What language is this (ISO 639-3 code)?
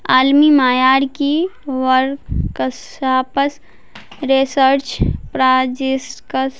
urd